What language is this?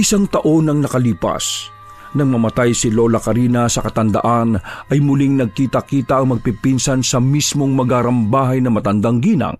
Filipino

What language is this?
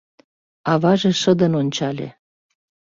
Mari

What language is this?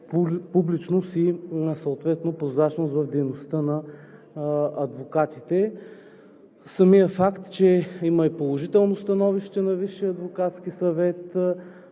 Bulgarian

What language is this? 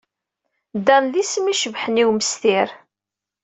Kabyle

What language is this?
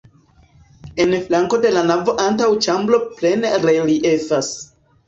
Esperanto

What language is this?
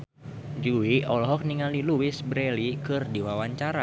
Sundanese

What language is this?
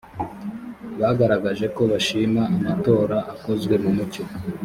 Kinyarwanda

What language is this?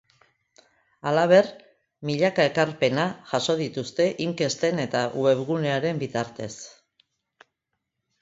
Basque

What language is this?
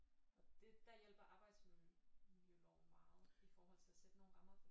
Danish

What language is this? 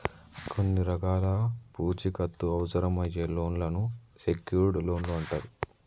Telugu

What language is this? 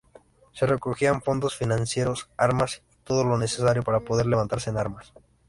Spanish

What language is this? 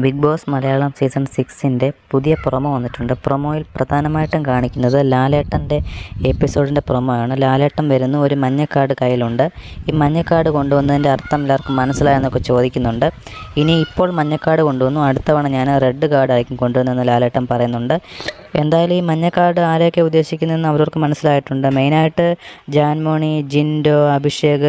Malayalam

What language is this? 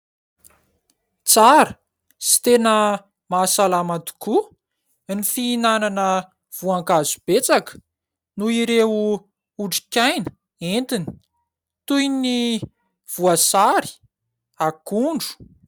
Malagasy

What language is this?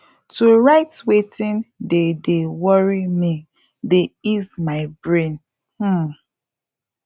Nigerian Pidgin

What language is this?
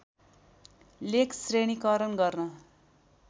Nepali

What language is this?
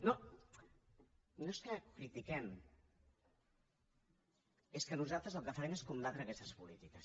Catalan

